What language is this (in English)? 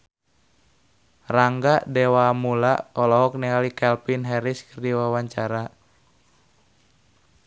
Sundanese